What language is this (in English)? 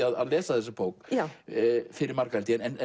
Icelandic